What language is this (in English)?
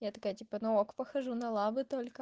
Russian